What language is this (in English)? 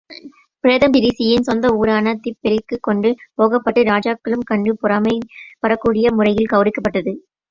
Tamil